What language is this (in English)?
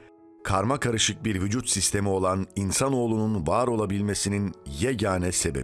Turkish